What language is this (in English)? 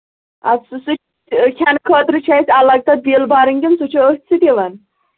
Kashmiri